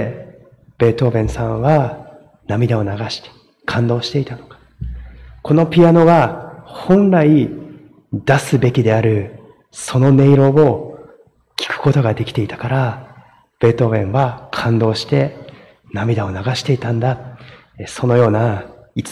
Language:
Japanese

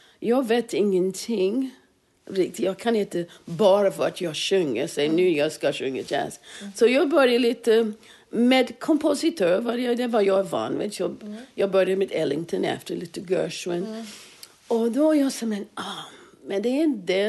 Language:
Swedish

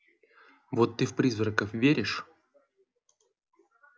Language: Russian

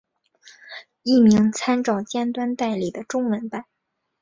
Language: Chinese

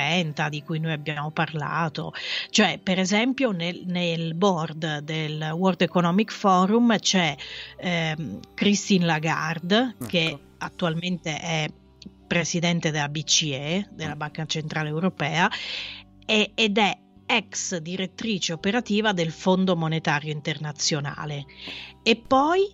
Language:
Italian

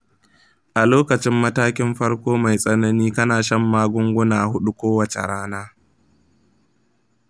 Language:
Hausa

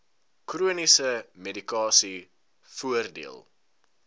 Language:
Afrikaans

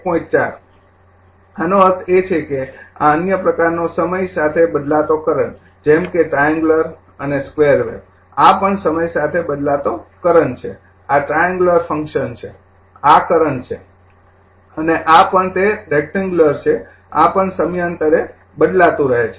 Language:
Gujarati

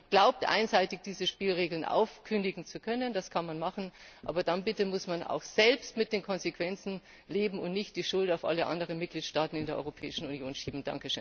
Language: German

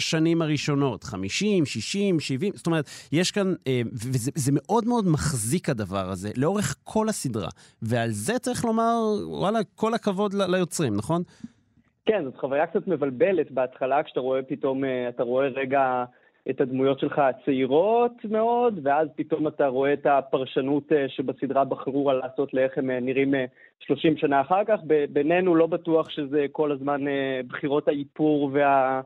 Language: Hebrew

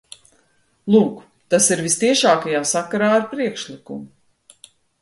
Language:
Latvian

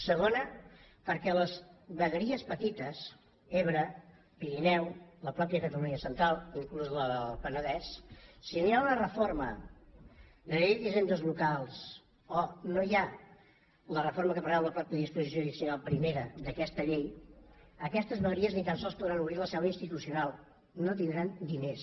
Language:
Catalan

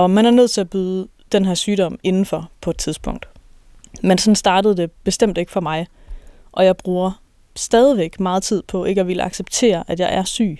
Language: Danish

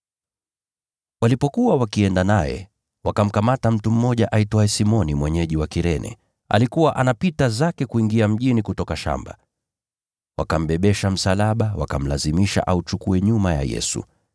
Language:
Swahili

